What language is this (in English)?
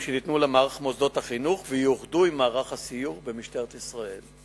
Hebrew